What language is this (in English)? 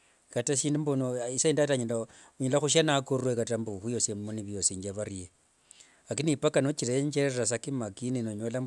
Wanga